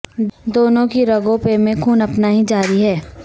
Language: Urdu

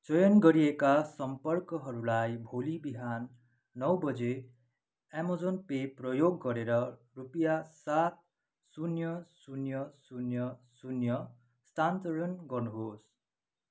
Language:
Nepali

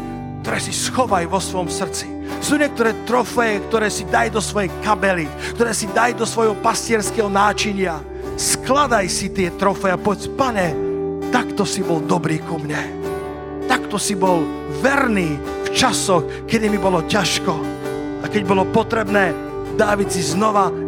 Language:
Slovak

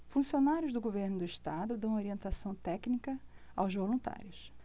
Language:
Portuguese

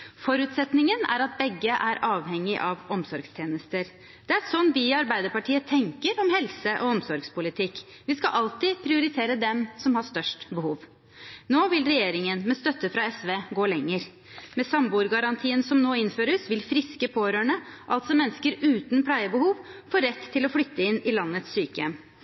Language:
Norwegian Bokmål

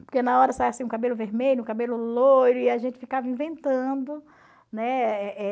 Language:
Portuguese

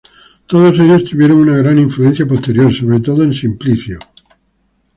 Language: Spanish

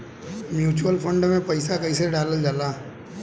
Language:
Bhojpuri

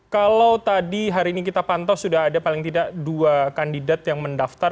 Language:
Indonesian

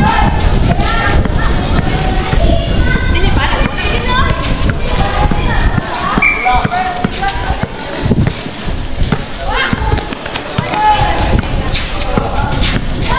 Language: Arabic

